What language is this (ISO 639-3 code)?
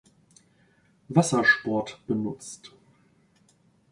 deu